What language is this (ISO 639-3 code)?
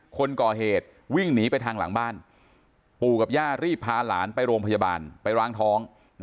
tha